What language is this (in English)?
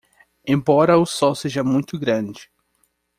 Portuguese